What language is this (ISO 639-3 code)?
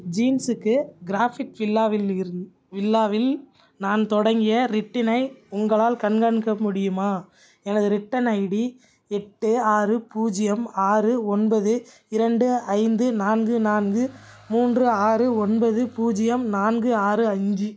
tam